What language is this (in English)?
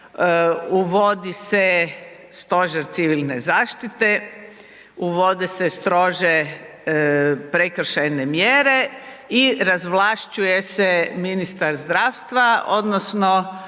Croatian